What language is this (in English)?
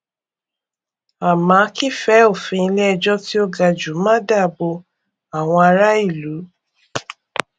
Yoruba